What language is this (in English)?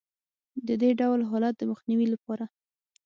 Pashto